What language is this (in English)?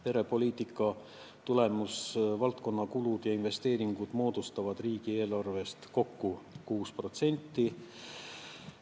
Estonian